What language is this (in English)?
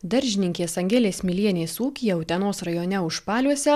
Lithuanian